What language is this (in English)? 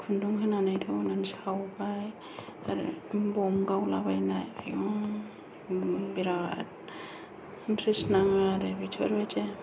Bodo